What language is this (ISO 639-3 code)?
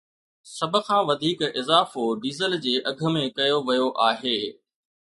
snd